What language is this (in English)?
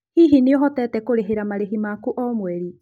Kikuyu